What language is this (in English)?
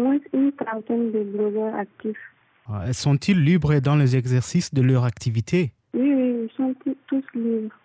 French